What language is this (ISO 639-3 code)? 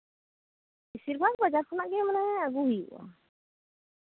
sat